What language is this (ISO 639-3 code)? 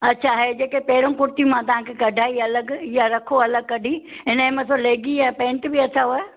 snd